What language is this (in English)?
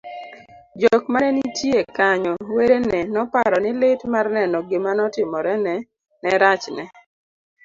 Luo (Kenya and Tanzania)